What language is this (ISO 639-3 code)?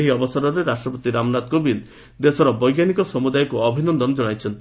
ori